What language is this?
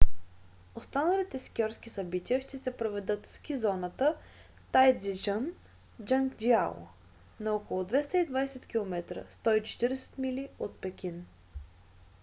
Bulgarian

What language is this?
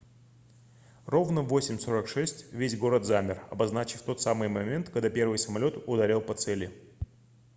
Russian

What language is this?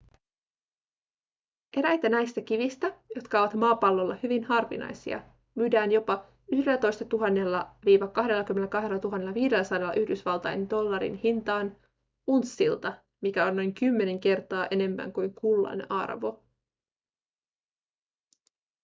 Finnish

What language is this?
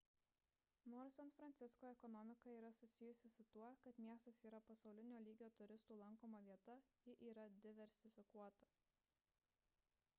Lithuanian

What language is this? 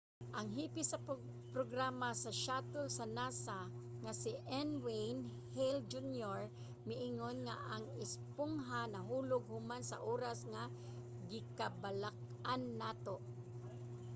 Cebuano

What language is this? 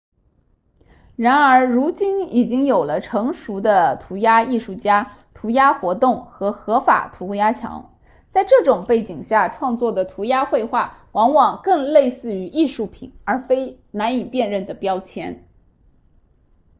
Chinese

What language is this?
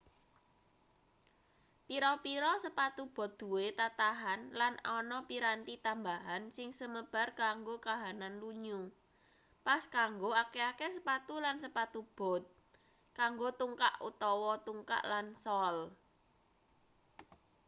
Javanese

